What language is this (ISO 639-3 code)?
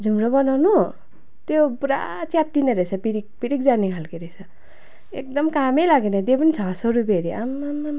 nep